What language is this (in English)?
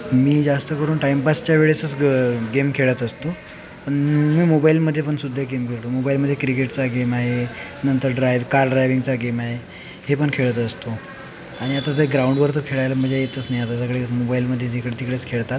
Marathi